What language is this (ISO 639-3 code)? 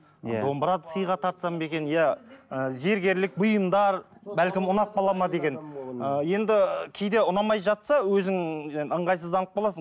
kaz